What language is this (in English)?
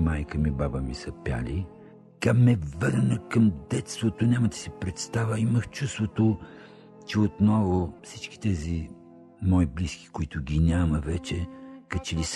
Bulgarian